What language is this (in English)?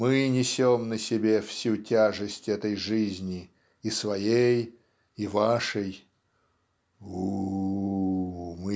Russian